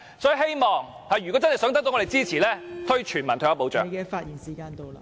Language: Cantonese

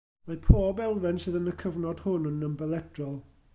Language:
Welsh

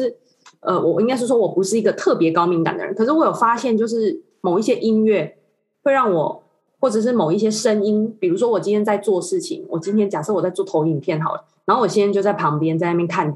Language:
Chinese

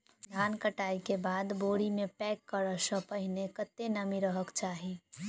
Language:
Maithili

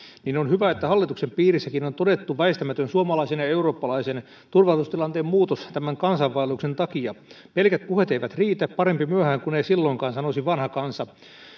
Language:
Finnish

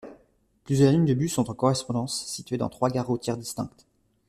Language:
French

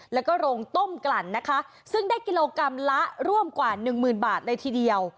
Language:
Thai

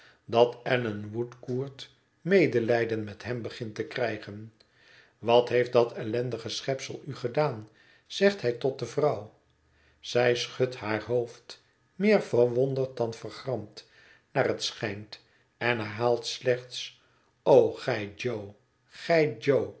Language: Dutch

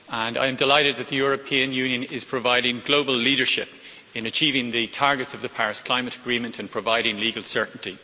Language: English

